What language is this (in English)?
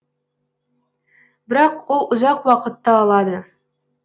Kazakh